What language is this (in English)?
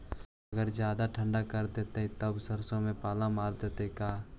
Magahi